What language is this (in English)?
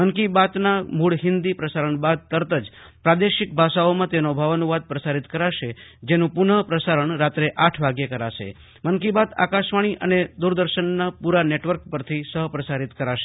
Gujarati